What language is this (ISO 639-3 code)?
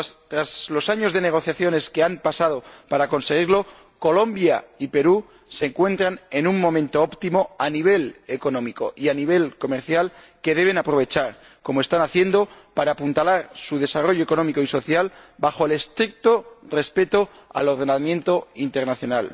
spa